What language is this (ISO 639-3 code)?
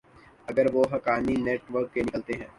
urd